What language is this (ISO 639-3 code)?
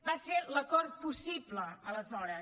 cat